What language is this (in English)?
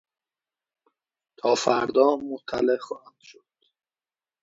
Persian